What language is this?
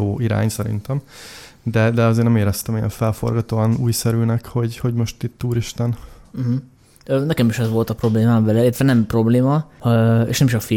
Hungarian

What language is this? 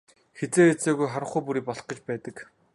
Mongolian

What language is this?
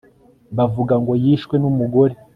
Kinyarwanda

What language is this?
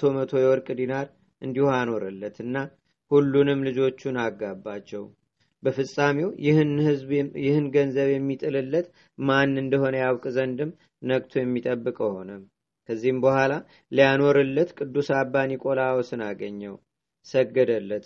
Amharic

